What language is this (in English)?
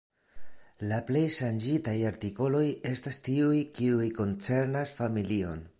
Esperanto